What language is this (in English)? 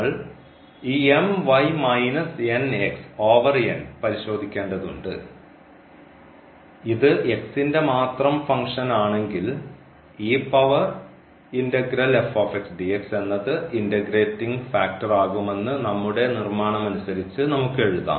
Malayalam